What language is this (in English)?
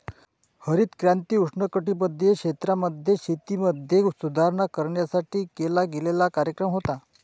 Marathi